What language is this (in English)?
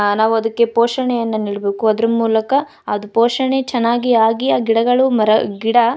Kannada